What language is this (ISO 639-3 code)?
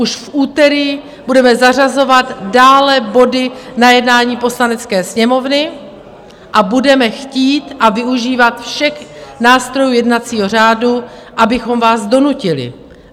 ces